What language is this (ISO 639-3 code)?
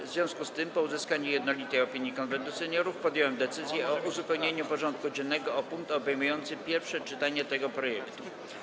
pol